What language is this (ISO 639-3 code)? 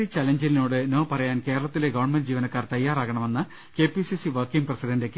mal